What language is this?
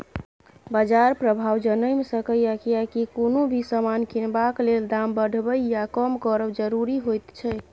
Maithili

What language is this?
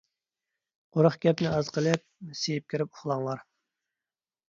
Uyghur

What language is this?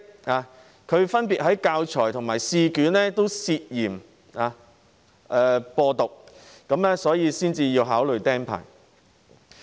Cantonese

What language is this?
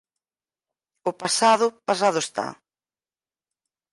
Galician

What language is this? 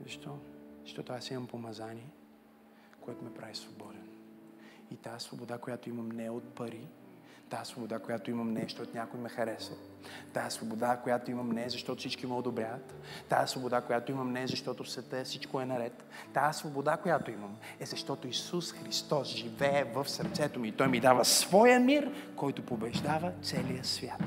Bulgarian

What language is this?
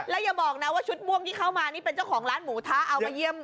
Thai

